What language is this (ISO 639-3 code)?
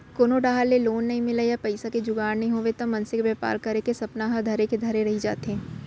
hne